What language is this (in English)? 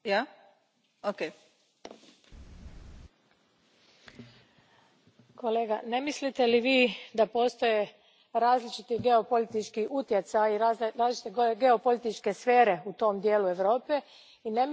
Croatian